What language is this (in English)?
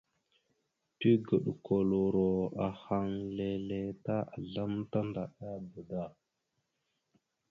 Mada (Cameroon)